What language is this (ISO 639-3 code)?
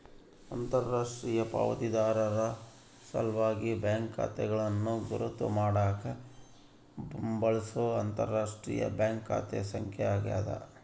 kan